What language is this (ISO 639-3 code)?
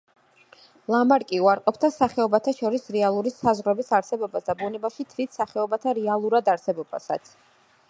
kat